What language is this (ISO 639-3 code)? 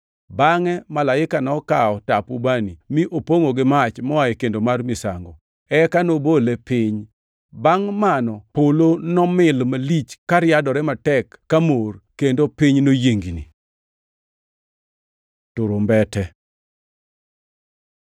luo